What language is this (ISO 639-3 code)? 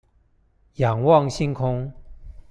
zho